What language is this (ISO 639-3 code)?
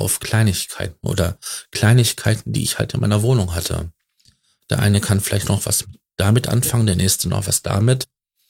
deu